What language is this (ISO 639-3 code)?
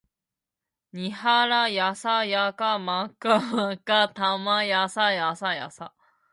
jpn